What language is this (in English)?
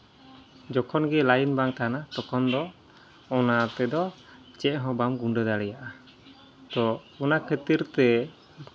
Santali